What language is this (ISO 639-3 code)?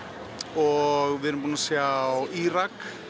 isl